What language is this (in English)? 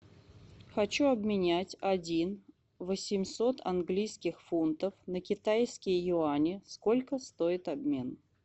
Russian